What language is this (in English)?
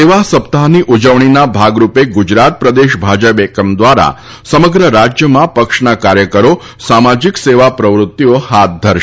Gujarati